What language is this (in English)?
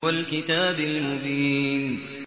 Arabic